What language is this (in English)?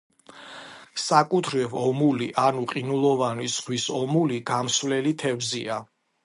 Georgian